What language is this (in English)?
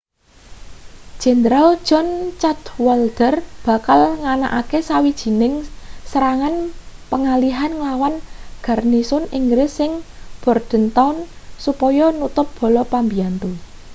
Javanese